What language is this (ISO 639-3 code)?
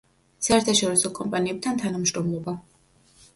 kat